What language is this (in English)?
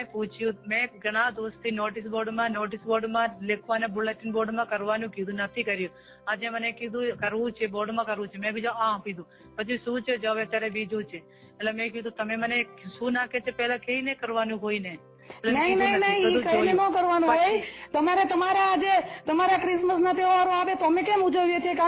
Gujarati